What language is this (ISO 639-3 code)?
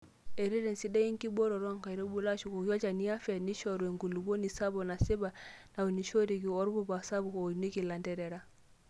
mas